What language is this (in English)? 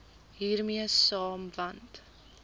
Afrikaans